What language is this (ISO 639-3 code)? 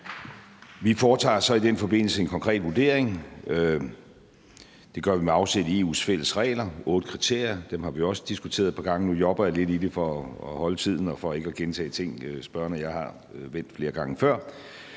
dan